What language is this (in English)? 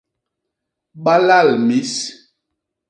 Basaa